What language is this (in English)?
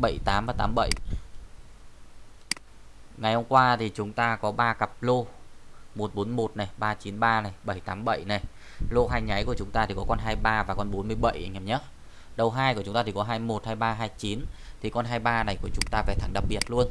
Vietnamese